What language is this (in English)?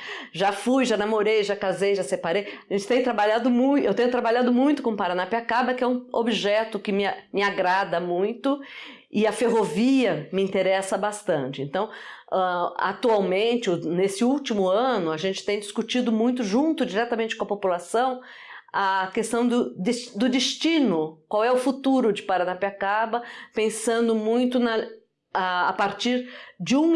Portuguese